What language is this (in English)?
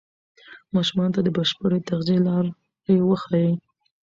Pashto